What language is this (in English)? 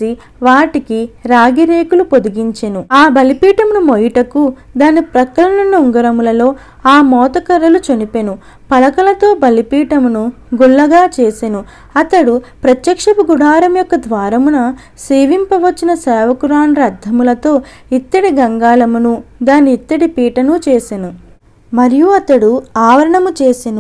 Turkish